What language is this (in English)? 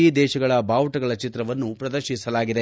Kannada